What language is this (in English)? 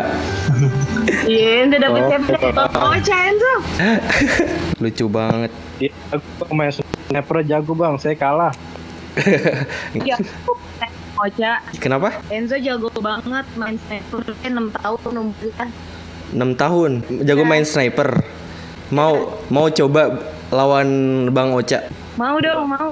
Indonesian